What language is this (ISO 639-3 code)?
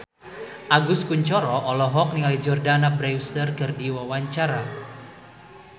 sun